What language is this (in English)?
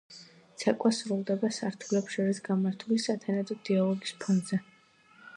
Georgian